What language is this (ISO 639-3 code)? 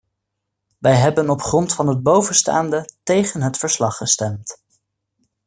nld